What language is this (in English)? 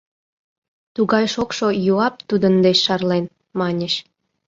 Mari